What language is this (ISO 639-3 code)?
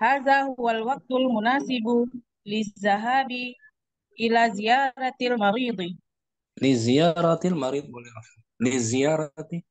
ind